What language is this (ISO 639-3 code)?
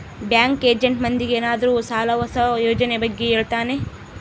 kan